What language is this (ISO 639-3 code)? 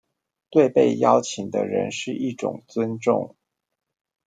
zho